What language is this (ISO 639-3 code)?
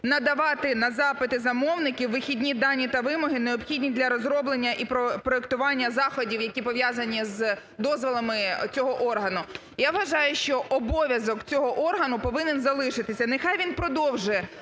ukr